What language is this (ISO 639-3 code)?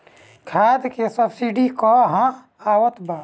bho